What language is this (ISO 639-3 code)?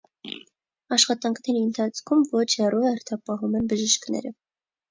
hye